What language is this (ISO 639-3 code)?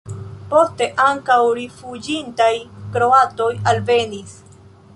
epo